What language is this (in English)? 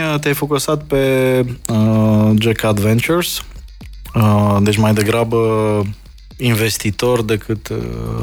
Romanian